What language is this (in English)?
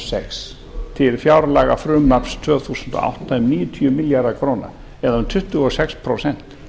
Icelandic